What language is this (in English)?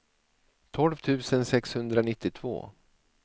Swedish